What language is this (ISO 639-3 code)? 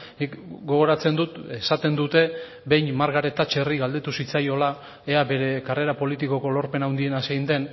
eus